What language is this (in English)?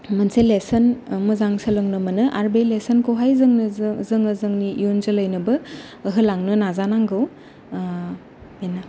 Bodo